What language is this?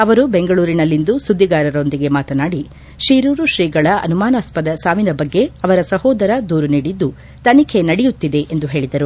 Kannada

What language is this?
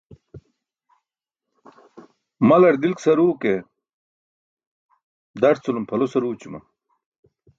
Burushaski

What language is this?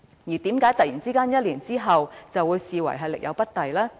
Cantonese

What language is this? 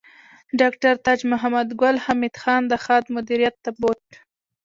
Pashto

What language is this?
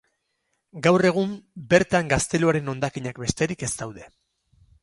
Basque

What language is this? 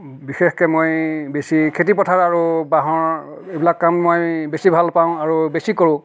Assamese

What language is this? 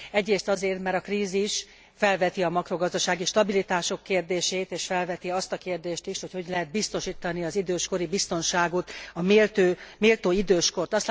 Hungarian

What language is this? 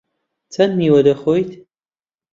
Central Kurdish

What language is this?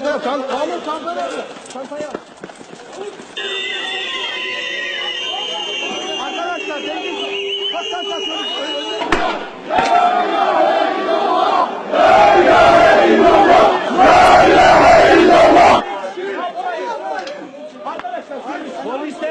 Turkish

